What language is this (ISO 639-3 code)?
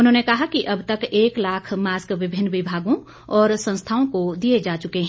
hin